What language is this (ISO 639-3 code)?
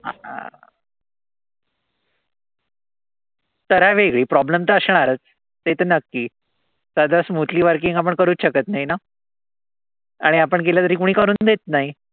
mar